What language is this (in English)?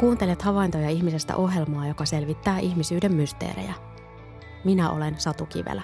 Finnish